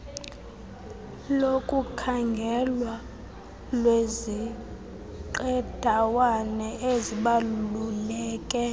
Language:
Xhosa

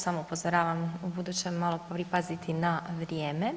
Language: Croatian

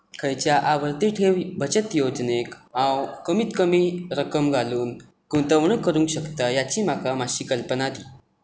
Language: Konkani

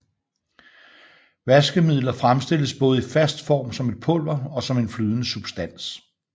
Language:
Danish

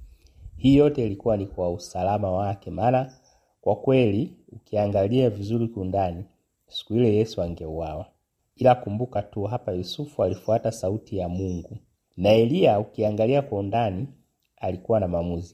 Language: Swahili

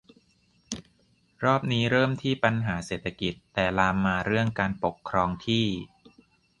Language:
Thai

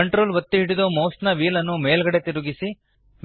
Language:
Kannada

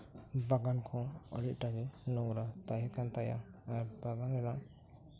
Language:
Santali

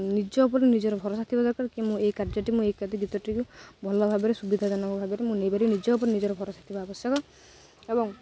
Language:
Odia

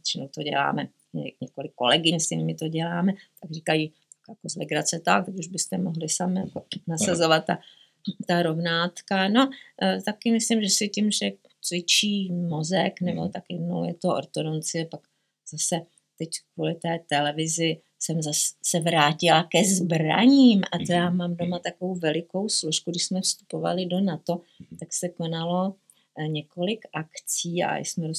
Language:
Czech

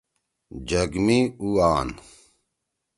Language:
Torwali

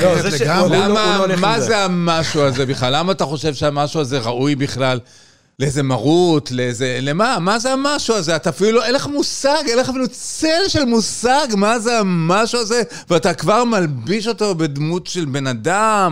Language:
Hebrew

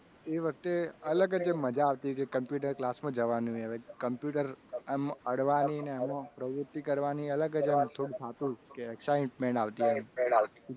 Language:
Gujarati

